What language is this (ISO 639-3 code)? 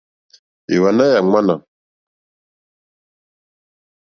bri